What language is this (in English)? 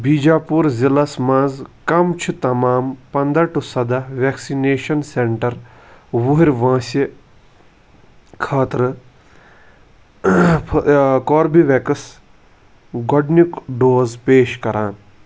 Kashmiri